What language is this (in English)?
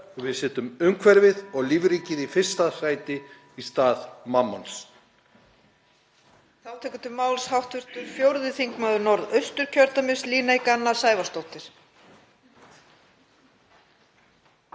Icelandic